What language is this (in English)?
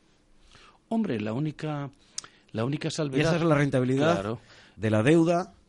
Spanish